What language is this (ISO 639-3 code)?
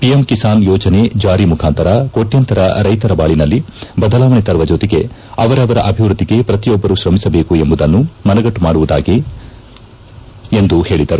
kan